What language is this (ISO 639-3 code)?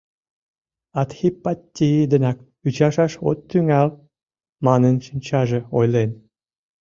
chm